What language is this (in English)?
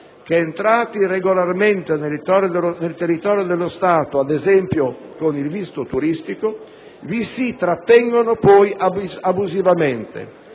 Italian